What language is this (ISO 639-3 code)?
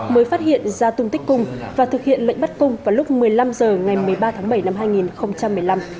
vie